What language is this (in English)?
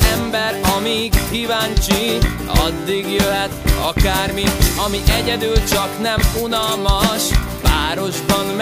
Hungarian